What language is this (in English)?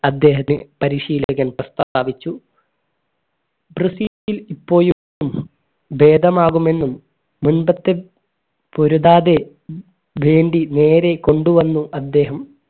Malayalam